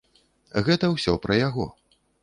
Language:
Belarusian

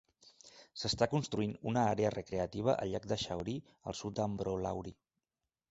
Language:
Catalan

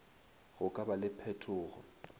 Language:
Northern Sotho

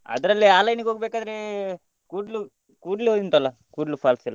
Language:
Kannada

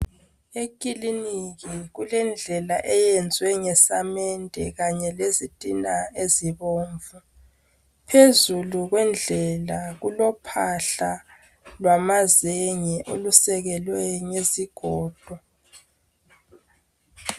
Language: North Ndebele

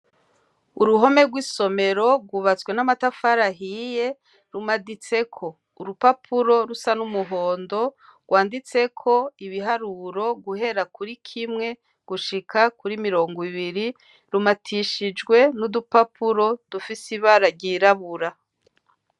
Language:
Rundi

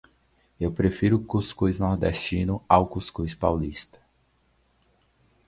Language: Portuguese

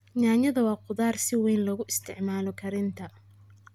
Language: Somali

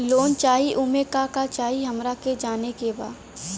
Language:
Bhojpuri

